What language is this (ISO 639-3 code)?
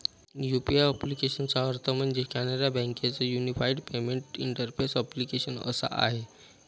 mar